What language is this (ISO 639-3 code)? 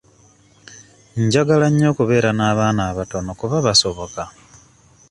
lug